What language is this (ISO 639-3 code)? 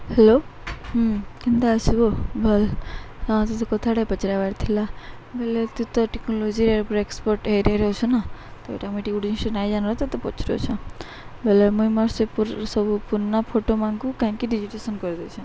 ori